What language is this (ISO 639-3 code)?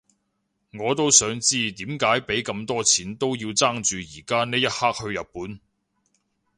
yue